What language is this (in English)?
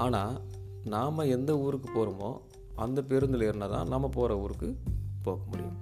Tamil